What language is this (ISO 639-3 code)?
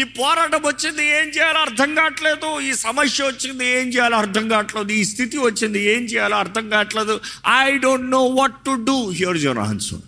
tel